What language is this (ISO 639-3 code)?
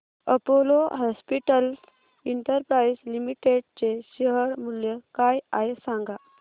mar